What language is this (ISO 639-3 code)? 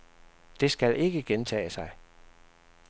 dan